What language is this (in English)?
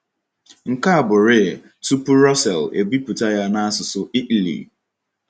Igbo